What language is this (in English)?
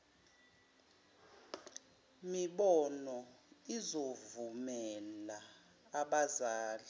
Zulu